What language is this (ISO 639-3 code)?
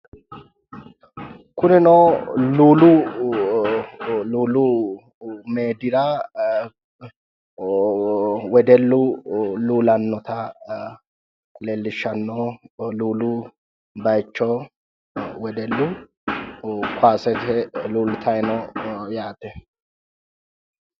sid